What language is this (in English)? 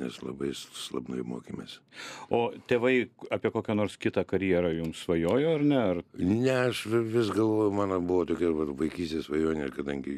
Lithuanian